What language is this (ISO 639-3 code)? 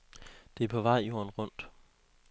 dan